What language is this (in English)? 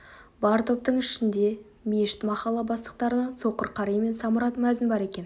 Kazakh